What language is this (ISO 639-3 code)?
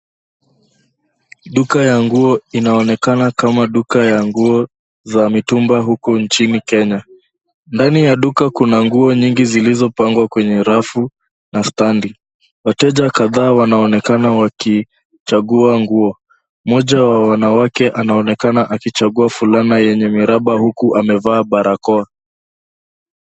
swa